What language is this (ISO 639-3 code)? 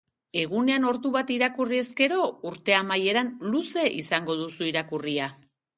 eus